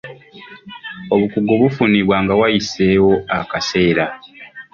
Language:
Ganda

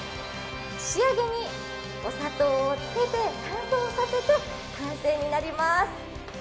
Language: Japanese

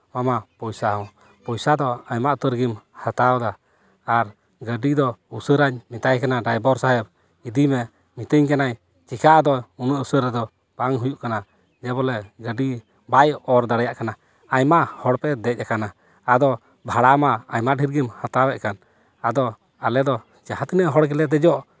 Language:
Santali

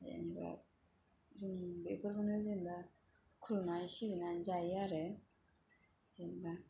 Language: Bodo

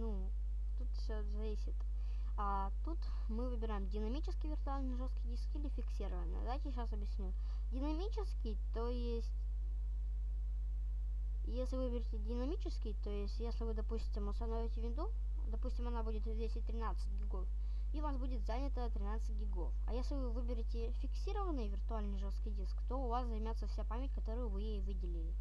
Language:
Russian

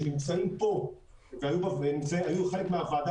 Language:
Hebrew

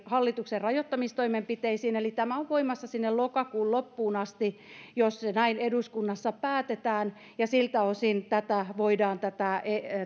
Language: Finnish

